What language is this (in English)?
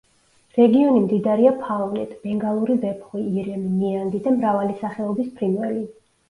Georgian